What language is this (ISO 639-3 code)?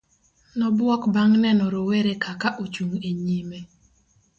luo